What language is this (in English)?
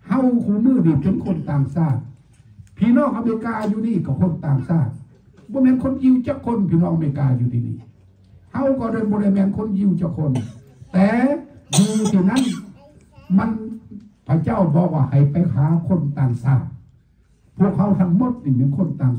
Thai